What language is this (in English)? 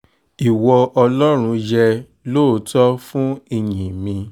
Yoruba